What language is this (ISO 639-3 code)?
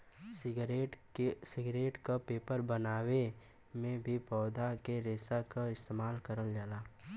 bho